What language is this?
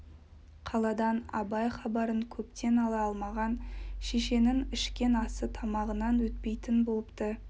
Kazakh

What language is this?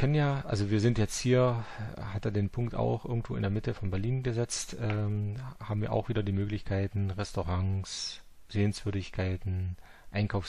German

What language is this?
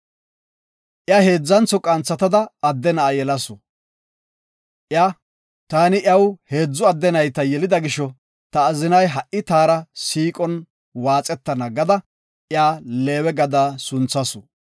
Gofa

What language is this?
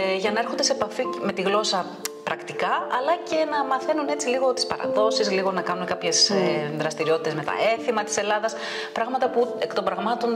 Greek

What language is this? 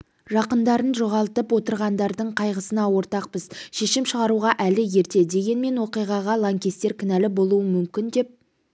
Kazakh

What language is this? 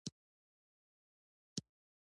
Pashto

